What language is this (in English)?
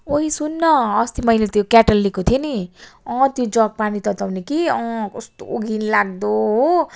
Nepali